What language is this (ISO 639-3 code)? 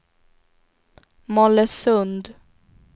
swe